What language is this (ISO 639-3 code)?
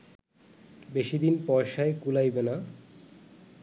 ben